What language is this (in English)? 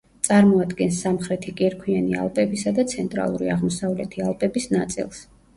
Georgian